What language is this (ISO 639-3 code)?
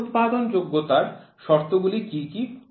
ben